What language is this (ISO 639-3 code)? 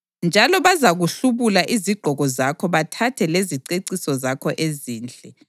nde